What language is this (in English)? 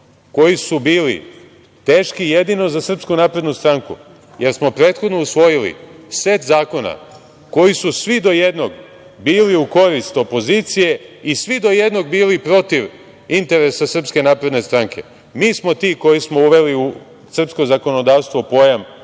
Serbian